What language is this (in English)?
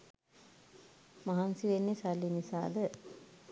Sinhala